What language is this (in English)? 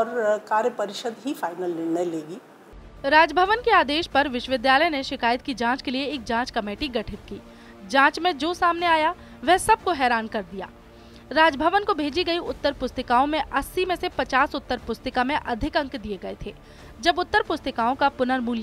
Hindi